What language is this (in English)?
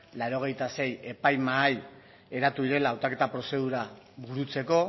Basque